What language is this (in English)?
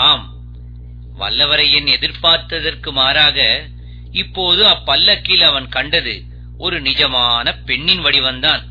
Tamil